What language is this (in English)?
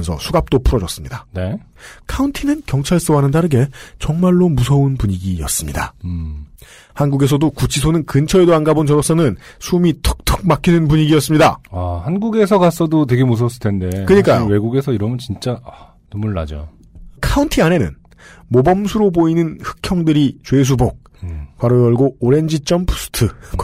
Korean